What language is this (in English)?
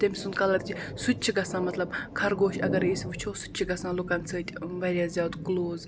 Kashmiri